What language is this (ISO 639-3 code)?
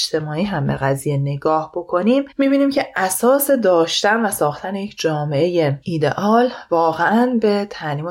fas